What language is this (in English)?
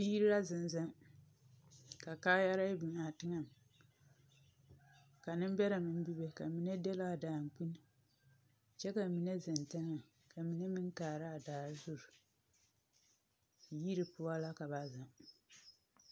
Southern Dagaare